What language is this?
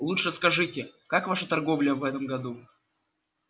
Russian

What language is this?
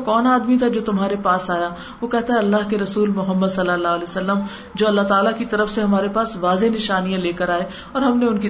Urdu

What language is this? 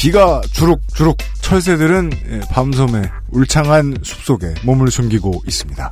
Korean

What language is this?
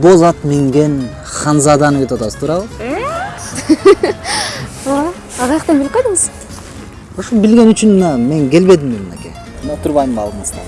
Turkish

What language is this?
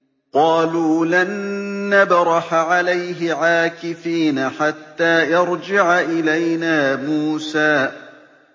Arabic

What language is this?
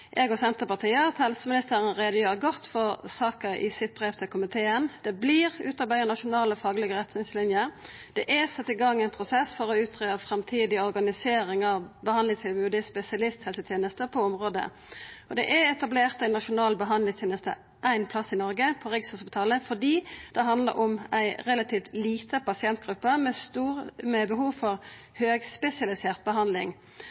Norwegian Nynorsk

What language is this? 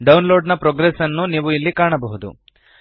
Kannada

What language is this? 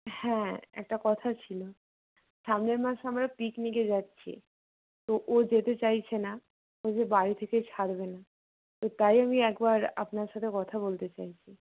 Bangla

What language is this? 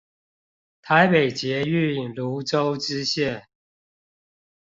Chinese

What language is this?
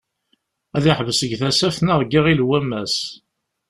Kabyle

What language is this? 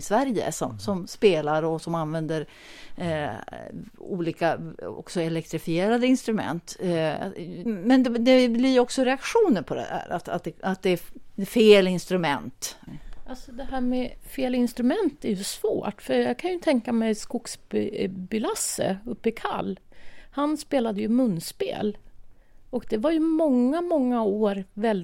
Swedish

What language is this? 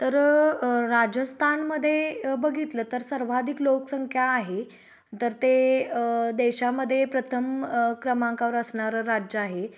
Marathi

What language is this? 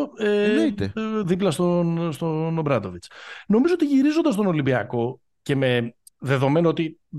Greek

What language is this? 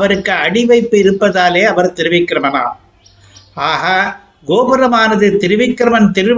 Tamil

